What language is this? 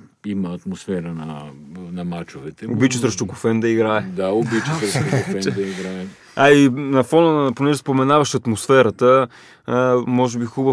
Bulgarian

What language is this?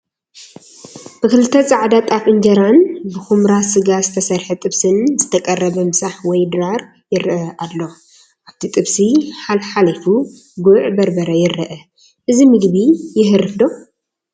Tigrinya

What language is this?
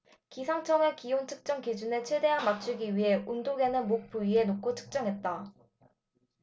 Korean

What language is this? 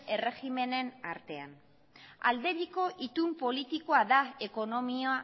Basque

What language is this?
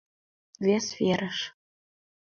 Mari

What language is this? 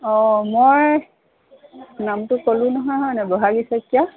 Assamese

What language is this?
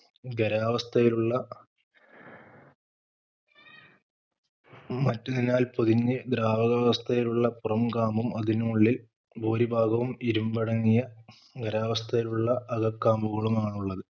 Malayalam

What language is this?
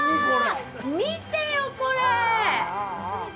Japanese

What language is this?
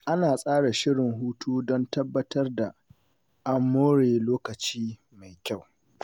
Hausa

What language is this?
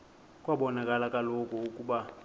Xhosa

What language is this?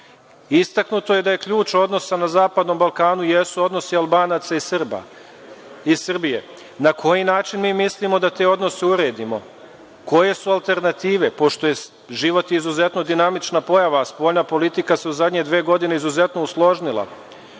Serbian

